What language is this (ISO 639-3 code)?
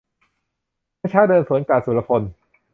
tha